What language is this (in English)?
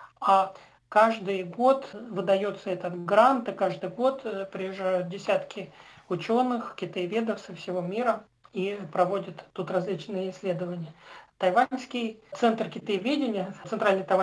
Russian